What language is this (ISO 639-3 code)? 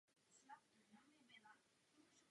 ces